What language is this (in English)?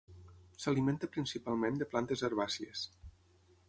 Catalan